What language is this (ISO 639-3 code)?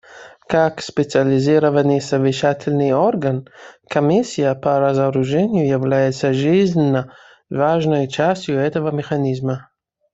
rus